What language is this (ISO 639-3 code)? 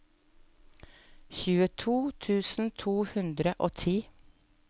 nor